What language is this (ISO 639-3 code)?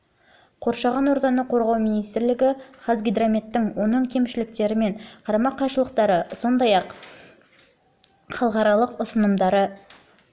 kaz